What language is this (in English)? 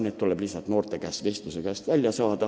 Estonian